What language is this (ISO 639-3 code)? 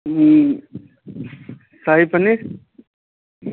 mai